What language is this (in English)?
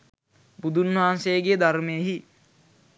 Sinhala